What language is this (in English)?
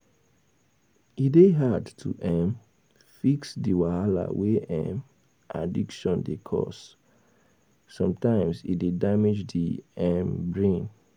Nigerian Pidgin